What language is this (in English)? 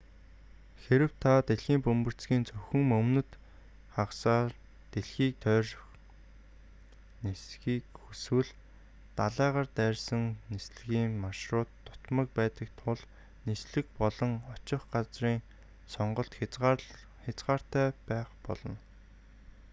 Mongolian